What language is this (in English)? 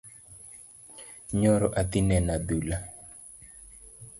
Luo (Kenya and Tanzania)